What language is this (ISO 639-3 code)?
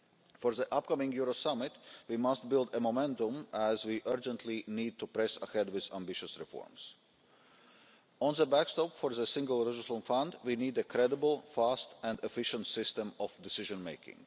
eng